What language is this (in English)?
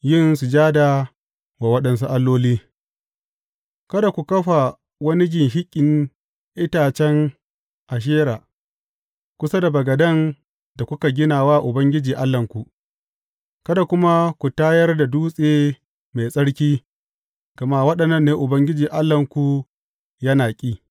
Hausa